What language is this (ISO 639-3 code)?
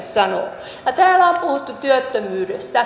fin